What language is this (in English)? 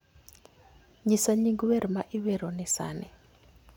Luo (Kenya and Tanzania)